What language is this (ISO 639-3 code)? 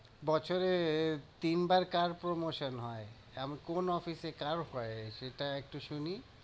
ben